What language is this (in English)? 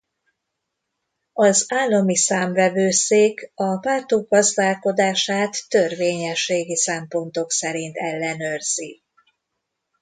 Hungarian